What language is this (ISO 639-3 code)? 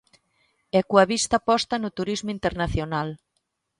glg